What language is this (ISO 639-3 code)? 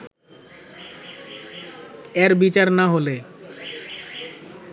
ben